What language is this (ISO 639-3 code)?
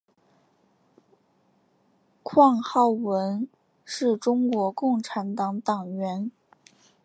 zho